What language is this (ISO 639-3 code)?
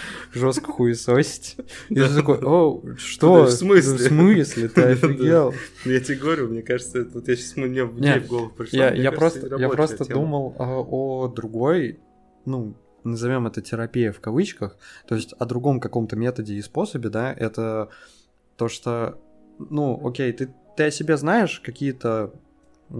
rus